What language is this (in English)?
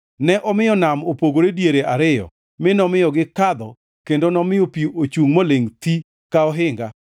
Luo (Kenya and Tanzania)